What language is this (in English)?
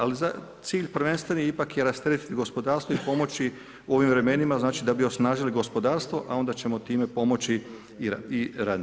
Croatian